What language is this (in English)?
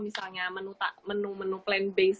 Indonesian